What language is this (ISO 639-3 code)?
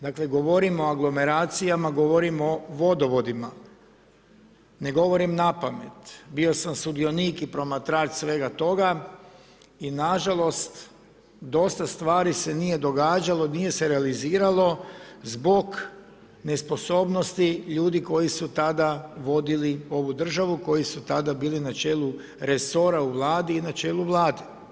hrv